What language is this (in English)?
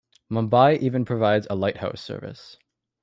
English